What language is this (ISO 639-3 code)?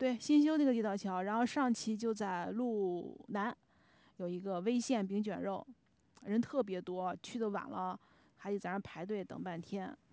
zho